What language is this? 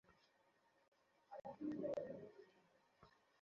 Bangla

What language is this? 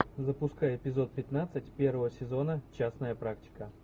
Russian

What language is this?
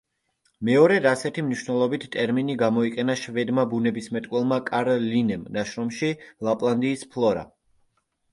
Georgian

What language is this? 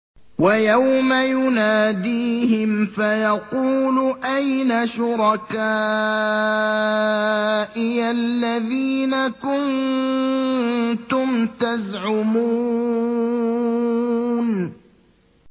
Arabic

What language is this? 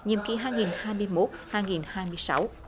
Vietnamese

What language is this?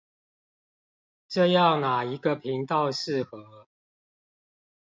Chinese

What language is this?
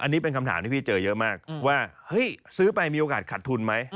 Thai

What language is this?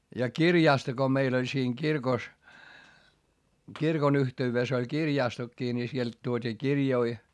Finnish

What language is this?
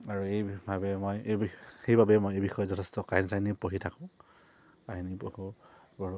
Assamese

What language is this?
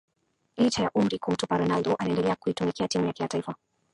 Swahili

